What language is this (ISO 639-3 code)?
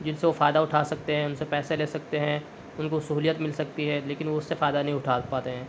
urd